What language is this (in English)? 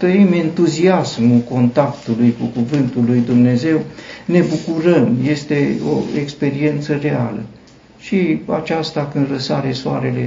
Romanian